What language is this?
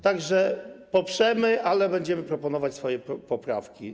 Polish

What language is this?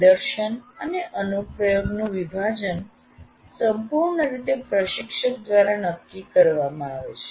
Gujarati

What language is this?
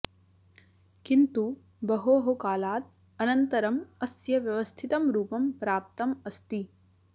Sanskrit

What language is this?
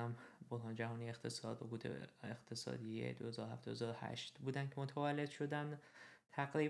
Persian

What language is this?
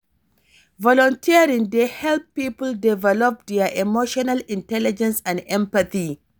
Nigerian Pidgin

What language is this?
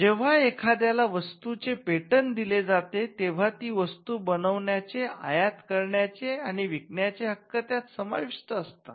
Marathi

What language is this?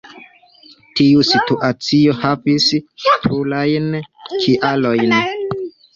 Esperanto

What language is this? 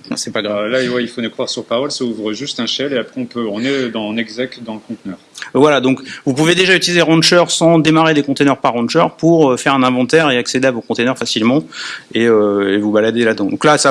French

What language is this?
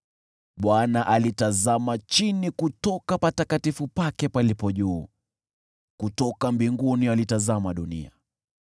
Swahili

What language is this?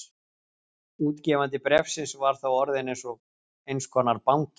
Icelandic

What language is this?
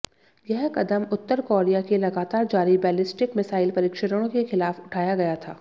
Hindi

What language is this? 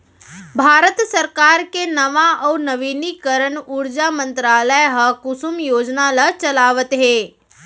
Chhattisgarhi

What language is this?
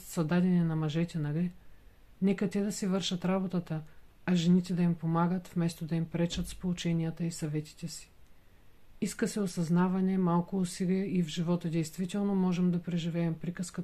Bulgarian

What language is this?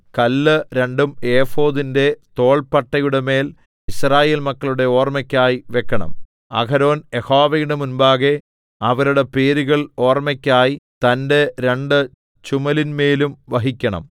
Malayalam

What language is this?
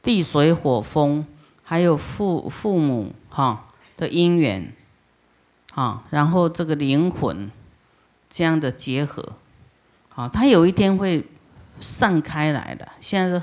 Chinese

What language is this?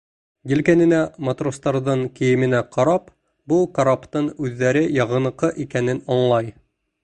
Bashkir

